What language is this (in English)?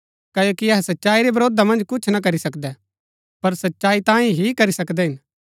Gaddi